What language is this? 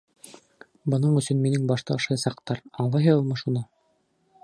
Bashkir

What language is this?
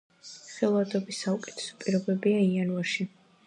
Georgian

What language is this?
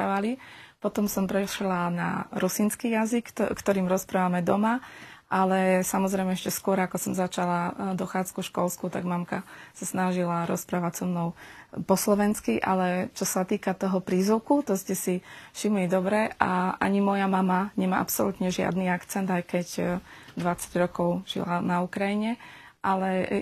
Slovak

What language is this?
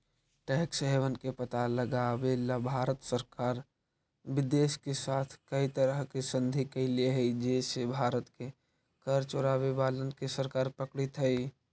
Magahi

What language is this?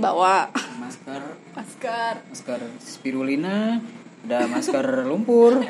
Indonesian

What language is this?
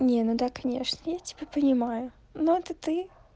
Russian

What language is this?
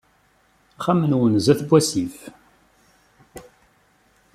Kabyle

